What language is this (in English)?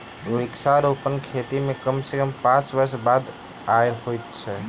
Maithili